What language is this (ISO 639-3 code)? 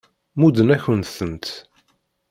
kab